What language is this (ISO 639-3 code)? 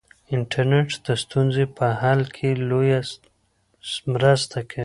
pus